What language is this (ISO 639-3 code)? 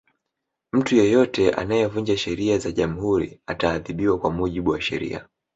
swa